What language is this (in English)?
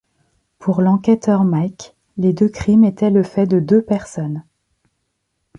French